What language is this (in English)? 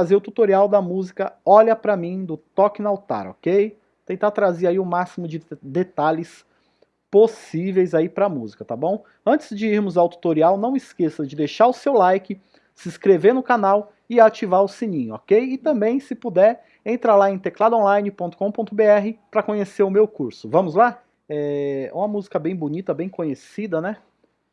Portuguese